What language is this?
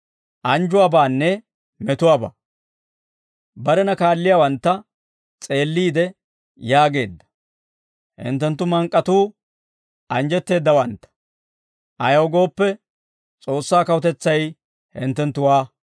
Dawro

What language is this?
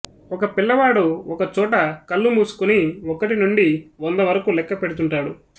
Telugu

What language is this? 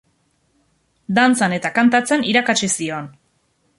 Basque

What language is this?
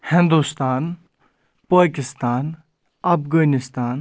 Kashmiri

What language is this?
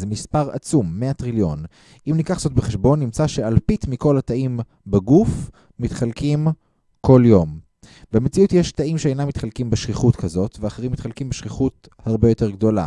Hebrew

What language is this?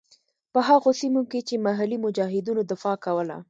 Pashto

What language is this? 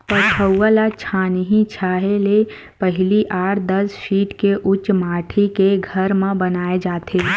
Chhattisgarhi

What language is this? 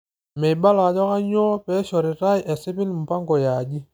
Masai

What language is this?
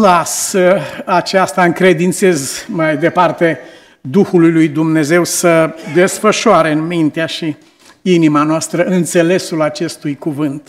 Romanian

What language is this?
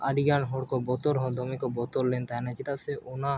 Santali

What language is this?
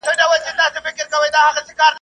Pashto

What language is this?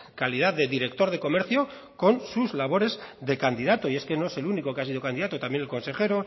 Spanish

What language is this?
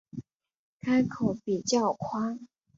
Chinese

